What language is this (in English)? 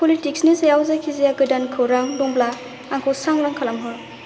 Bodo